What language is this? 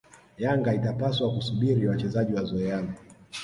Swahili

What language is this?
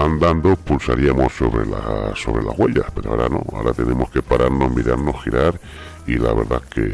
Spanish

